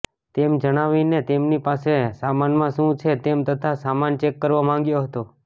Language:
Gujarati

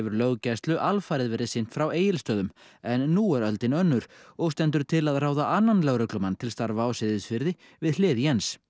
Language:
Icelandic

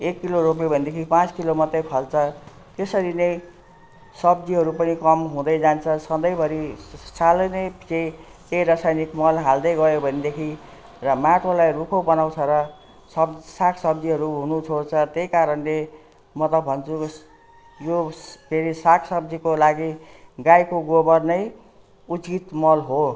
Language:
Nepali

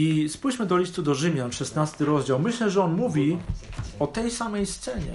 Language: Polish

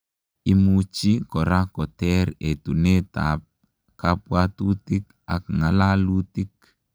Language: Kalenjin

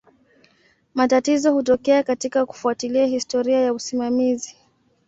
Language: Swahili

